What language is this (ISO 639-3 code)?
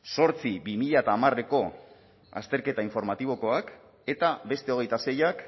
eus